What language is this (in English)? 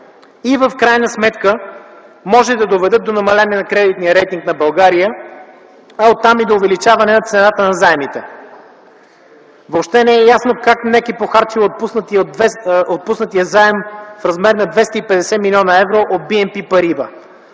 Bulgarian